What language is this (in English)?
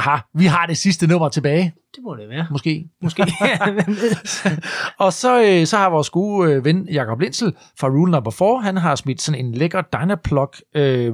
Danish